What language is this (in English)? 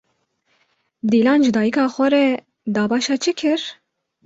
Kurdish